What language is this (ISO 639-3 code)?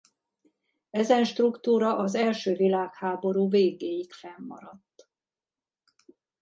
hun